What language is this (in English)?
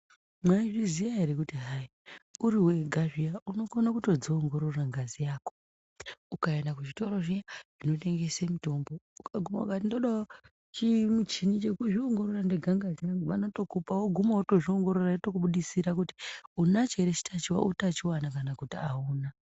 Ndau